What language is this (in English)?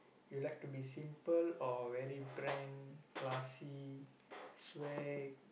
English